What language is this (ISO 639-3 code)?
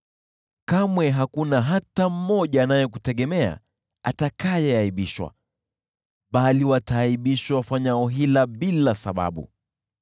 swa